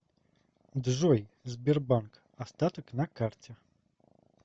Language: Russian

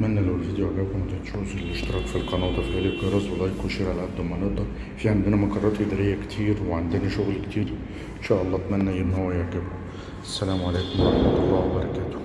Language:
Arabic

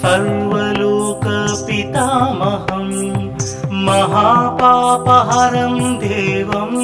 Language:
Hindi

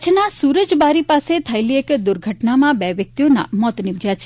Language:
Gujarati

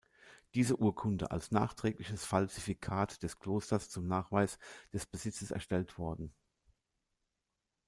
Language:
German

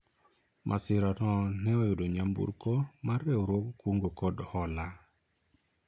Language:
Luo (Kenya and Tanzania)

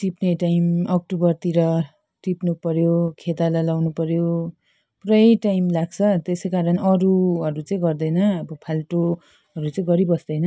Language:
Nepali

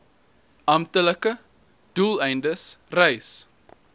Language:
Afrikaans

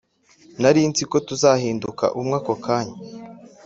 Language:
Kinyarwanda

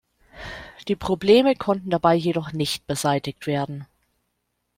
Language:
German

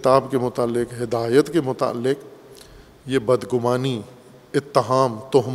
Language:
Urdu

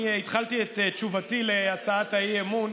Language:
Hebrew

